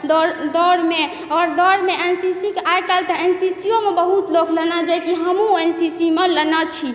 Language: Maithili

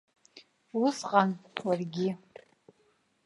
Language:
Abkhazian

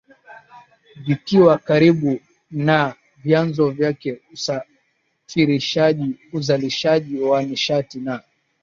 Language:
Swahili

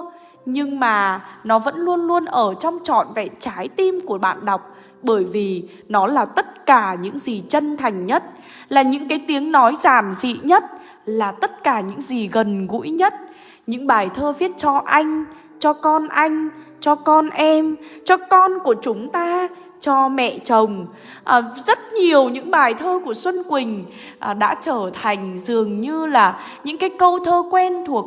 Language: Vietnamese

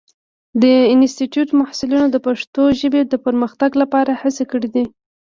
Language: Pashto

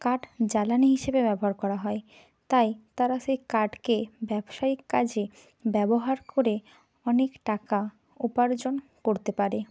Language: Bangla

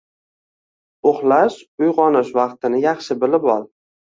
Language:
Uzbek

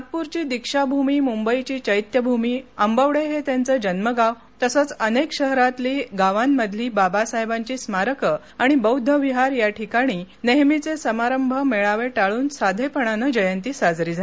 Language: Marathi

